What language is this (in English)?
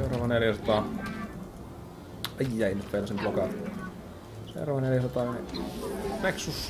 Finnish